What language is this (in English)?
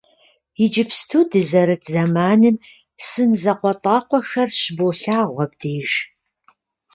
Kabardian